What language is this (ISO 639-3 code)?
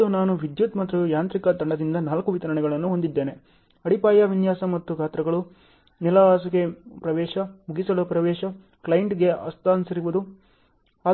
kan